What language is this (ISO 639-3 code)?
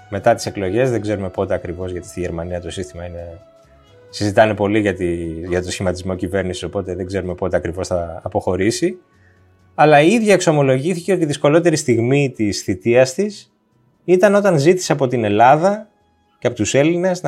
ell